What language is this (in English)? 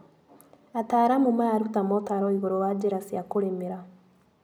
Kikuyu